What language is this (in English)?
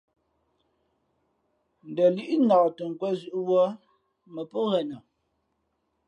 Fe'fe'